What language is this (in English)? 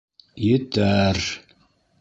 Bashkir